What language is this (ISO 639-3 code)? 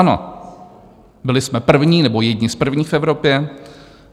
ces